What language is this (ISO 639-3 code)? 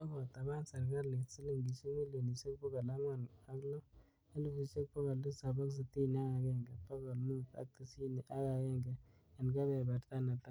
kln